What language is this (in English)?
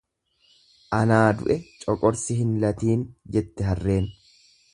Oromo